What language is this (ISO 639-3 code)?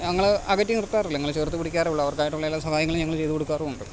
mal